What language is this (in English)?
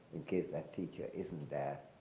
English